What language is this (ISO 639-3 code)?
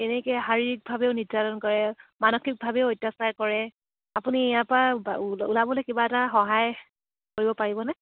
asm